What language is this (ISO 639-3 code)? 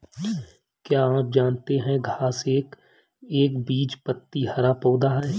hin